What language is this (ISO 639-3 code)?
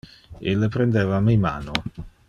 ina